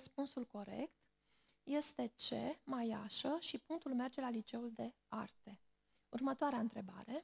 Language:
Romanian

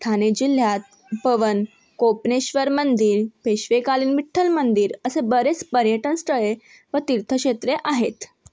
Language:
Marathi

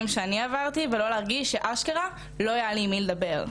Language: Hebrew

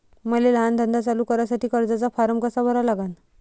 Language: Marathi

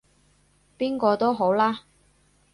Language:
Cantonese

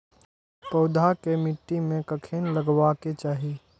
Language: Maithili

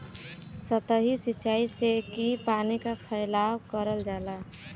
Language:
Bhojpuri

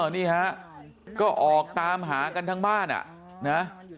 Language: Thai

